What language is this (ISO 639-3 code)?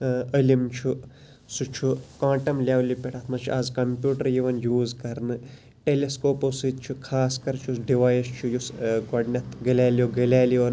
kas